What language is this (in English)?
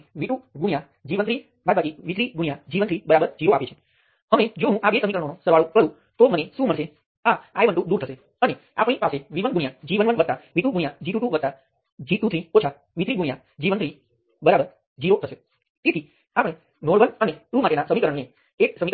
Gujarati